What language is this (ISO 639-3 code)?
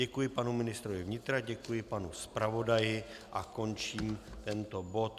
ces